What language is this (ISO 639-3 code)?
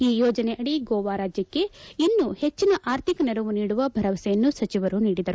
kan